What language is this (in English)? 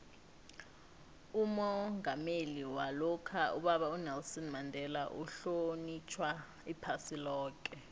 South Ndebele